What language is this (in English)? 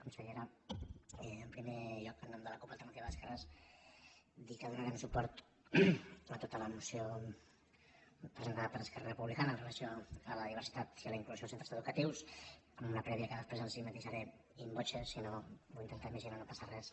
Catalan